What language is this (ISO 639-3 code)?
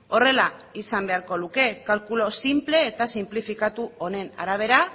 eus